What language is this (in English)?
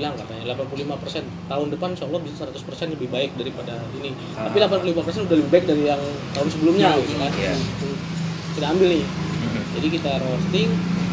Indonesian